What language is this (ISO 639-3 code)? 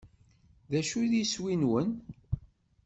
kab